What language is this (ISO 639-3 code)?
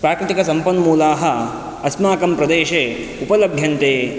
san